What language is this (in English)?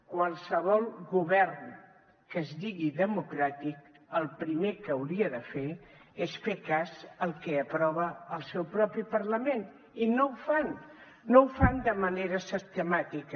Catalan